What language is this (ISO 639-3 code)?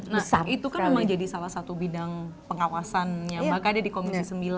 ind